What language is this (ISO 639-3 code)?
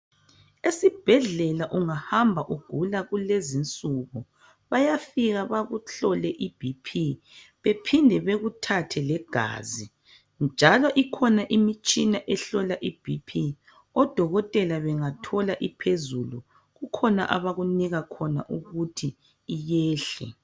nde